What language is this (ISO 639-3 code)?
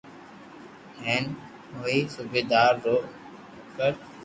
lrk